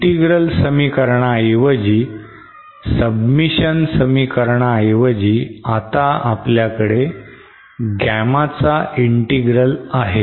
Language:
Marathi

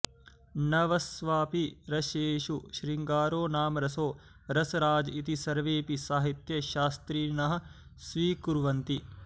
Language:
Sanskrit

